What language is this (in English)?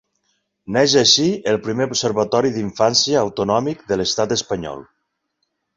Catalan